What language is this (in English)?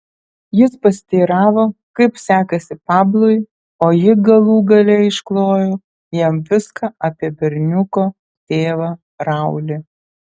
Lithuanian